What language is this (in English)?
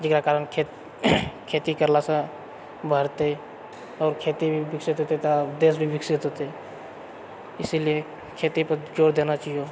Maithili